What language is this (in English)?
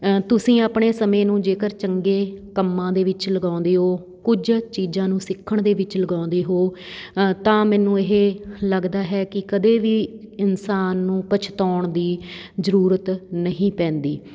Punjabi